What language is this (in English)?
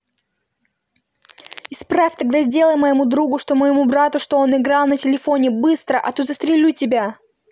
Russian